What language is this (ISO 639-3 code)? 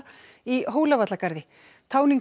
isl